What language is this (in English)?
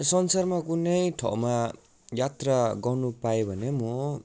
Nepali